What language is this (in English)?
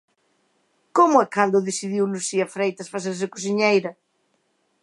Galician